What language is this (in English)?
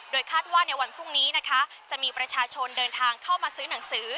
Thai